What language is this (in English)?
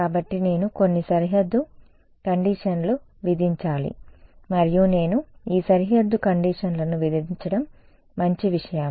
Telugu